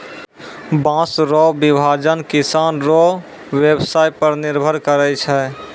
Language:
Maithili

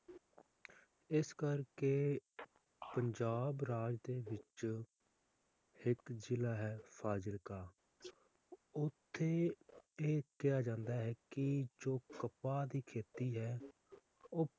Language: Punjabi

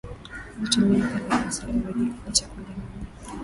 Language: Swahili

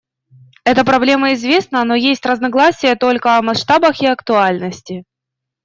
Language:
Russian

